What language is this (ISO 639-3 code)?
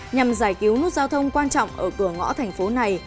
vie